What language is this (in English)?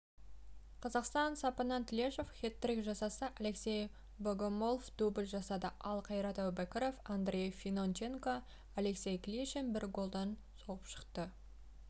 Kazakh